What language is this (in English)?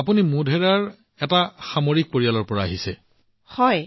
Assamese